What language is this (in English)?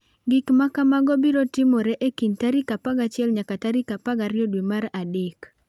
Luo (Kenya and Tanzania)